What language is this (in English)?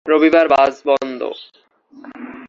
Bangla